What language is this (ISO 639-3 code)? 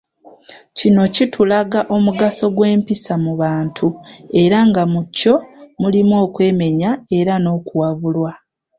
lug